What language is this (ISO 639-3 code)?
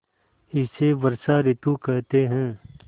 hin